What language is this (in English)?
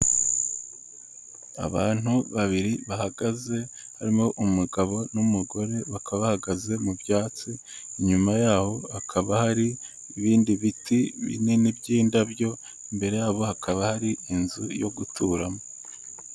Kinyarwanda